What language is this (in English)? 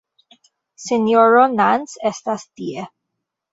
Esperanto